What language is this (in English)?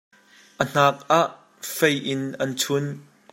Hakha Chin